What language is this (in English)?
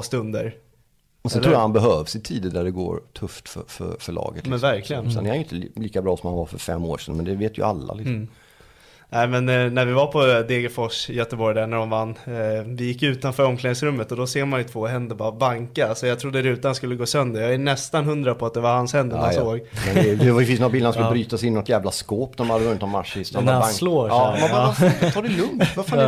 Swedish